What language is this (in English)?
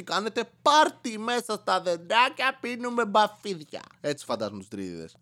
Greek